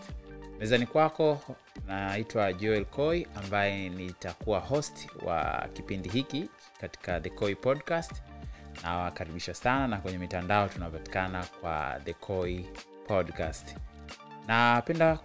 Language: Swahili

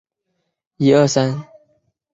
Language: Chinese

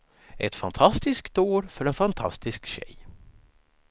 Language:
Swedish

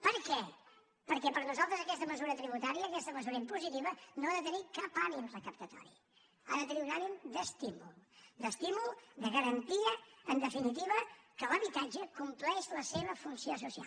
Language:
Catalan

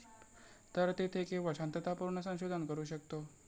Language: Marathi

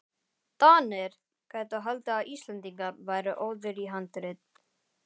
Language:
Icelandic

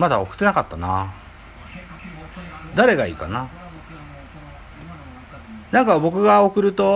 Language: Japanese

